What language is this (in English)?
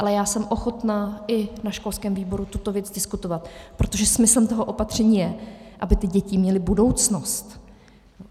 Czech